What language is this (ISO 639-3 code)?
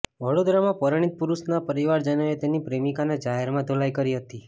guj